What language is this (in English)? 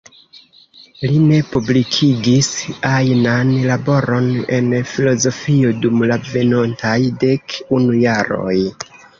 Esperanto